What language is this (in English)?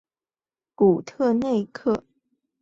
Chinese